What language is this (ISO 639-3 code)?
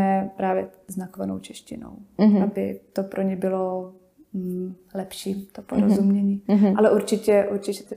ces